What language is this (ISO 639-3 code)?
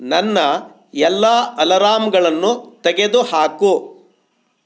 kan